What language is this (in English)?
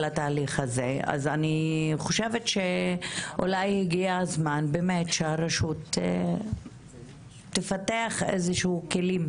Hebrew